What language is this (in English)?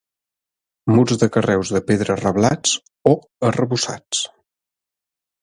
Catalan